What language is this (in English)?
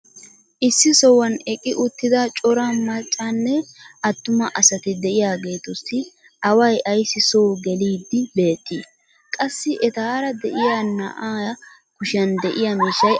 Wolaytta